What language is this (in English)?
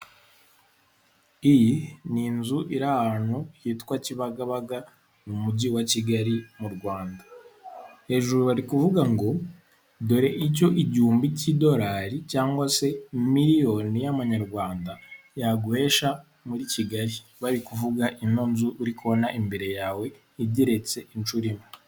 Kinyarwanda